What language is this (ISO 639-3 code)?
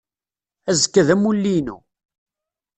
kab